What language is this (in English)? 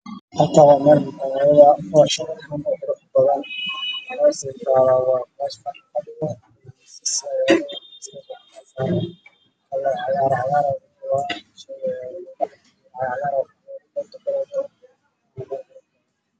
Somali